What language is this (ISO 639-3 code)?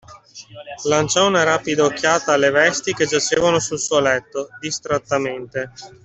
ita